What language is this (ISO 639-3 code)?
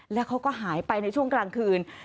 tha